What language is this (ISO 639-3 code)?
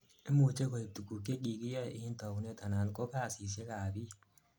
kln